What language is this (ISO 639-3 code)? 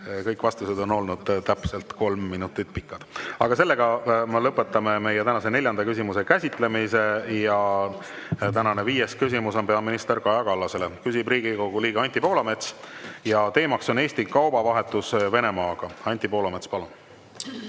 est